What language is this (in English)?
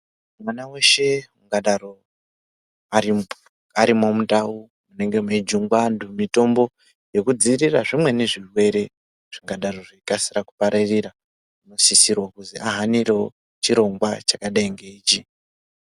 Ndau